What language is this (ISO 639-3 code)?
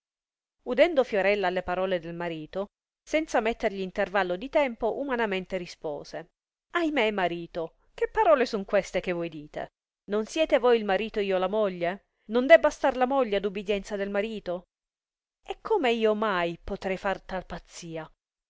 ita